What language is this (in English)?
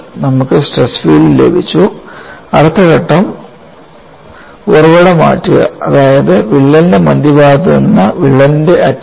Malayalam